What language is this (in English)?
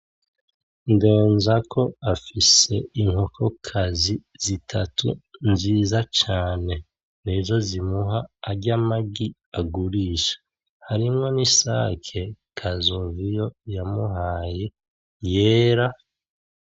Rundi